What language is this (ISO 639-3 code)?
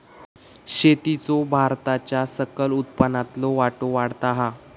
mar